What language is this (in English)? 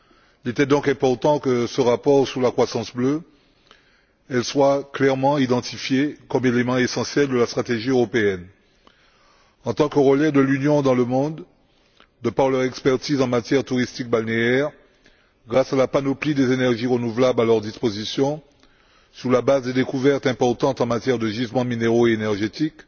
French